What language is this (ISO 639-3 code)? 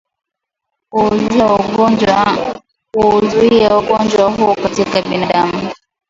swa